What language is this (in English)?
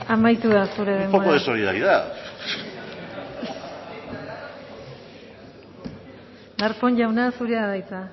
Basque